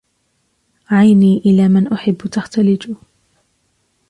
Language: Arabic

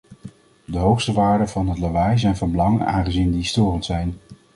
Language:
Dutch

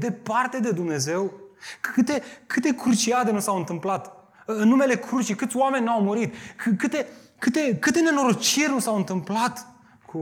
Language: Romanian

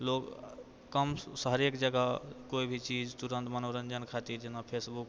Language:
Maithili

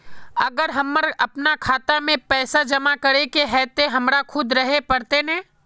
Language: Magahi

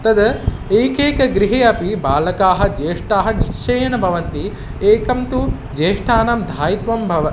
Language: Sanskrit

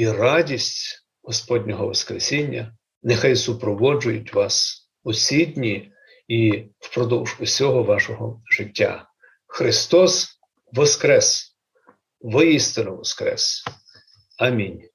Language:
Ukrainian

